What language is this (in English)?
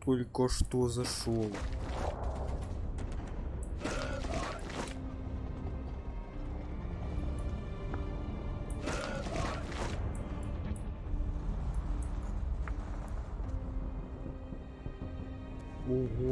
Russian